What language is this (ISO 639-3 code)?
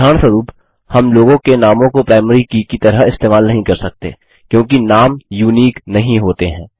hin